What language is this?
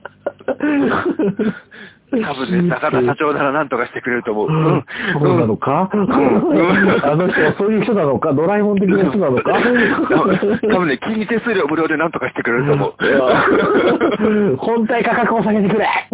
Japanese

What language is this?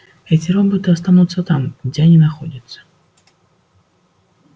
Russian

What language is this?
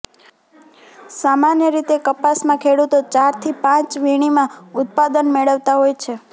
Gujarati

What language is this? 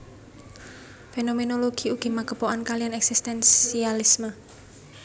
Javanese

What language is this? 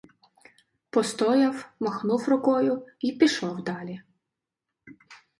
Ukrainian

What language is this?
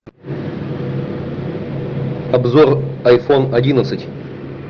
Russian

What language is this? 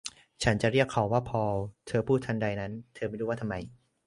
Thai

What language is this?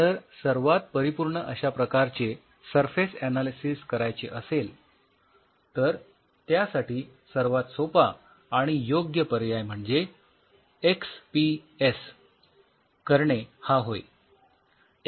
Marathi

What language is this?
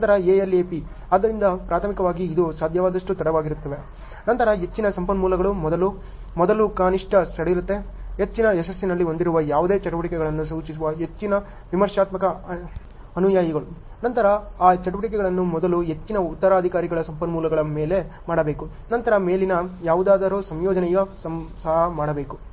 Kannada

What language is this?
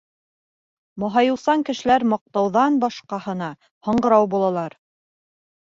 Bashkir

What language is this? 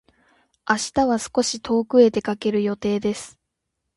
Japanese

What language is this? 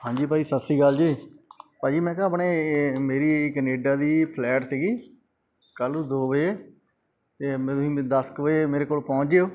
Punjabi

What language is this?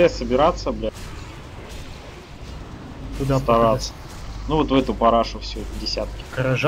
Russian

